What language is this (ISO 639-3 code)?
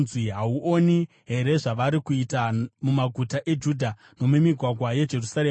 sna